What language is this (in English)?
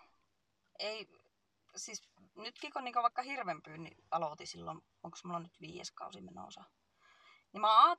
Finnish